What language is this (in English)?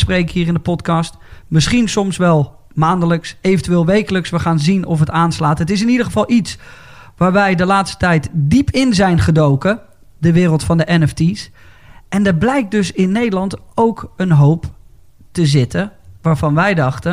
Dutch